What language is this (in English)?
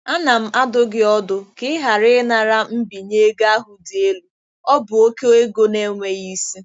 Igbo